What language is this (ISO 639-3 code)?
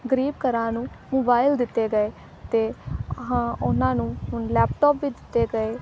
pan